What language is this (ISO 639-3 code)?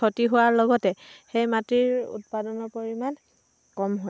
asm